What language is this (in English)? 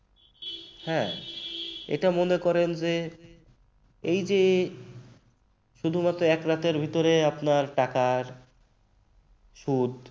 Bangla